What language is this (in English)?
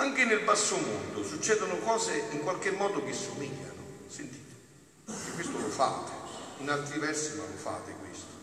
Italian